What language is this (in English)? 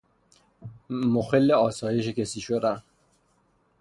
Persian